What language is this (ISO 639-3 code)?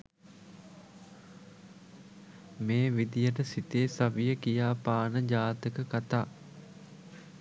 sin